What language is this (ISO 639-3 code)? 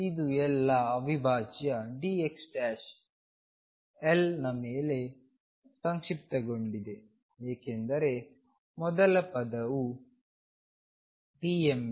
kan